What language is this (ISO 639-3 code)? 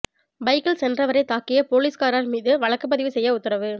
tam